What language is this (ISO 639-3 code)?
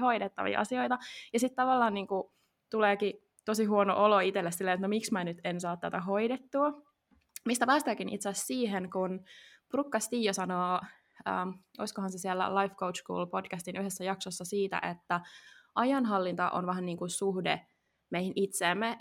fin